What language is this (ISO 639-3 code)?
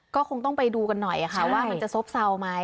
tha